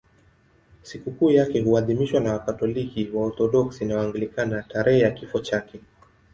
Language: Swahili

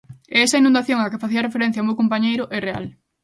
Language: Galician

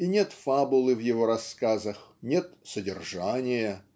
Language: Russian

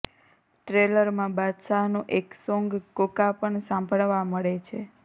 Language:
Gujarati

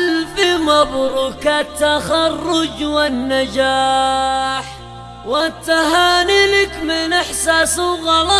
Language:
Arabic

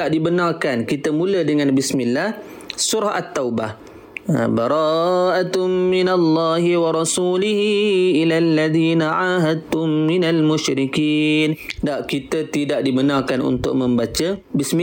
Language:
Malay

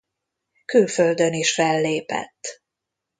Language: Hungarian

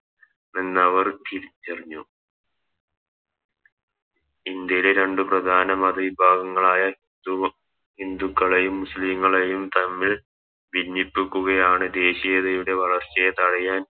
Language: Malayalam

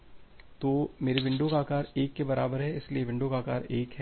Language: Hindi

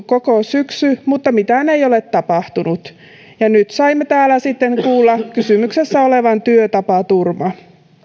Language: Finnish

